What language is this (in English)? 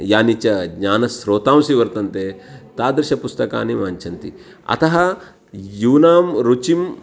Sanskrit